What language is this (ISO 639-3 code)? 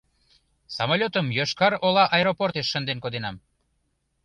chm